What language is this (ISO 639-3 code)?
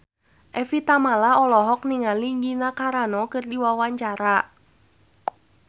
sun